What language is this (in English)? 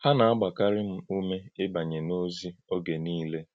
Igbo